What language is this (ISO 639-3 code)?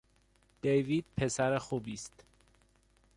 fas